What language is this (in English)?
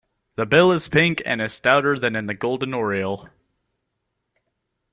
English